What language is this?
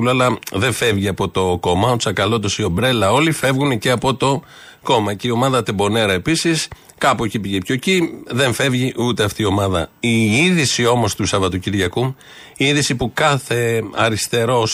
Greek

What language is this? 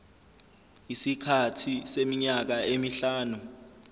Zulu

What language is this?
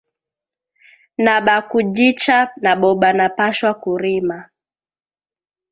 Swahili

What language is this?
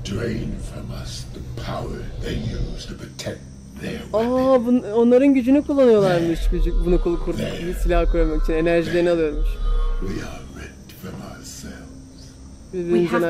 Turkish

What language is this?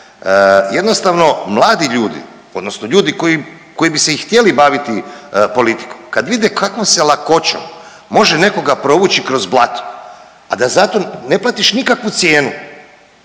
Croatian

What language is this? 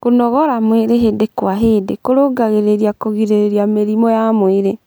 Kikuyu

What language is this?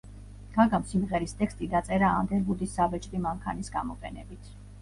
Georgian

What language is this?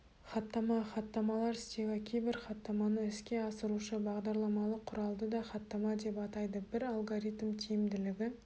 Kazakh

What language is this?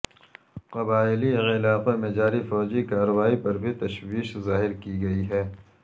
Urdu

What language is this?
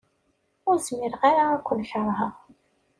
Kabyle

